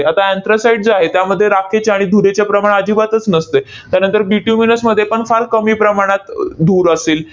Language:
Marathi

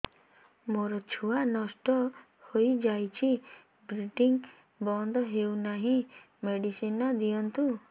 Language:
Odia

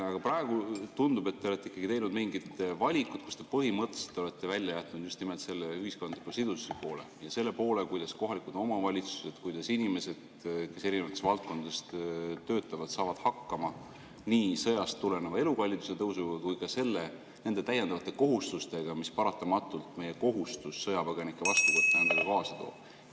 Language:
Estonian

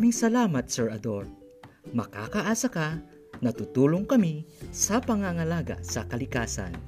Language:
Filipino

